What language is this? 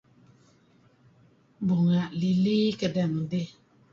Kelabit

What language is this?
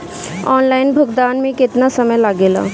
Bhojpuri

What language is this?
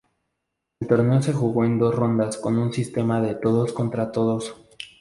Spanish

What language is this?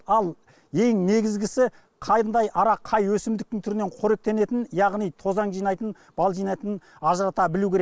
Kazakh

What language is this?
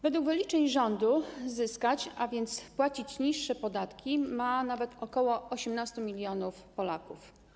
Polish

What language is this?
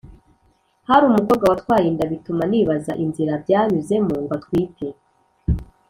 Kinyarwanda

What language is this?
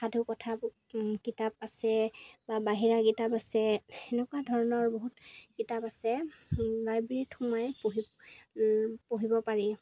Assamese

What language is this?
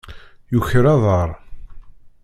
Kabyle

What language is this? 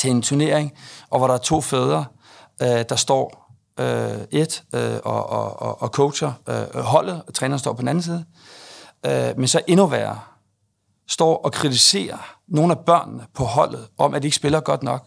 Danish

